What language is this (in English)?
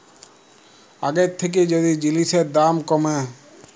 Bangla